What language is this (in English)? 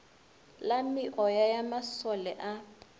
Northern Sotho